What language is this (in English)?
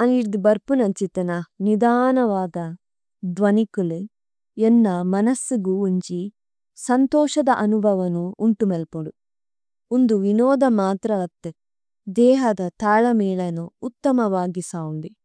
Tulu